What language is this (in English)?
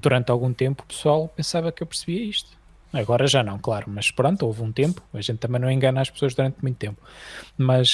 Portuguese